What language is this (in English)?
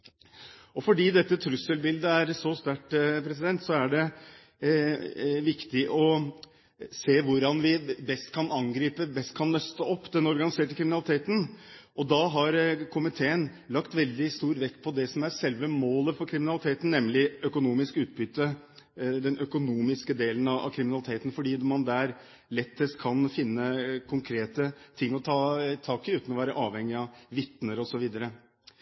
Norwegian Bokmål